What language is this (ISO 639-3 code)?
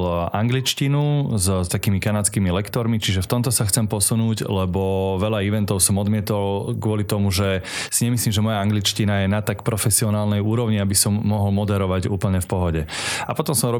slk